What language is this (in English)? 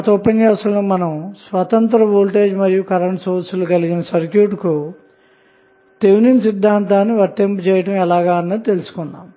Telugu